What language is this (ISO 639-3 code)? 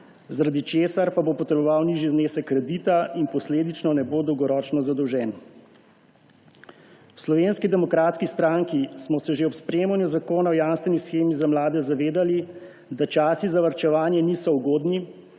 slv